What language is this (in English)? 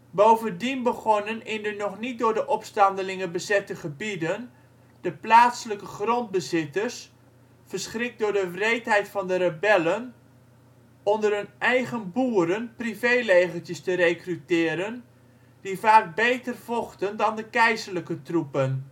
Dutch